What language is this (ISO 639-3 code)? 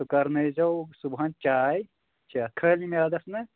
kas